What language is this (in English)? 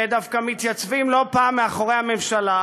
Hebrew